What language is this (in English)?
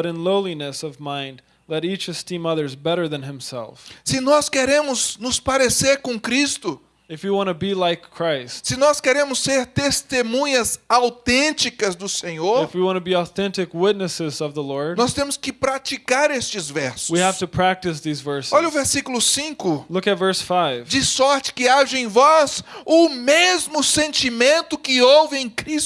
Portuguese